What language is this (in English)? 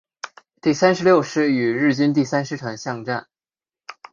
Chinese